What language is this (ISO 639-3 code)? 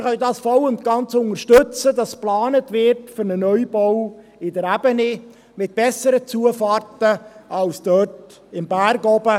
gsw